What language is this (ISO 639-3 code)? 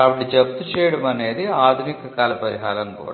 tel